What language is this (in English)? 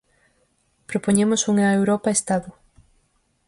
Galician